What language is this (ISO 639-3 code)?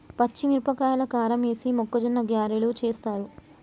tel